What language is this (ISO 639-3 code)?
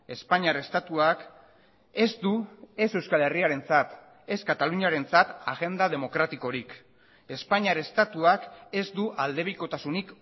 eus